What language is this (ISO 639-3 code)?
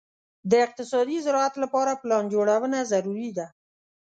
pus